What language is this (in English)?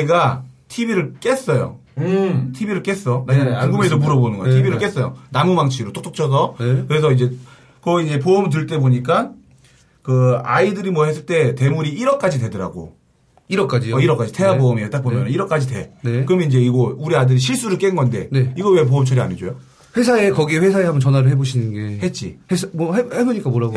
Korean